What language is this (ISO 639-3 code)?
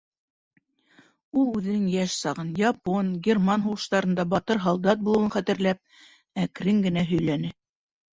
bak